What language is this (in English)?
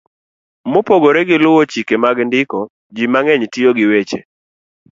Luo (Kenya and Tanzania)